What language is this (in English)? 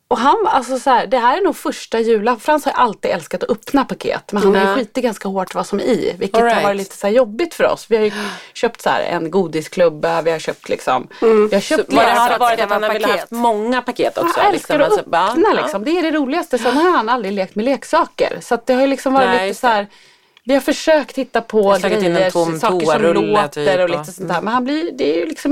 Swedish